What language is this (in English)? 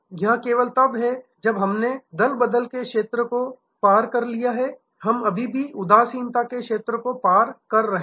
Hindi